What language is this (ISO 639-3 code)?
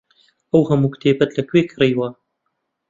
ckb